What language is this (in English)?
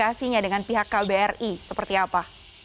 Indonesian